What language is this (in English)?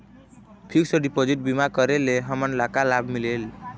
Chhattisgarhi